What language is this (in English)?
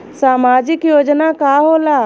Bhojpuri